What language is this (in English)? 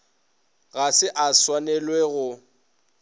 Northern Sotho